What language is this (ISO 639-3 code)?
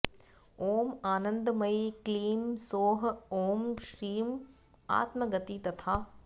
san